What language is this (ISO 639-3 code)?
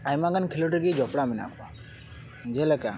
sat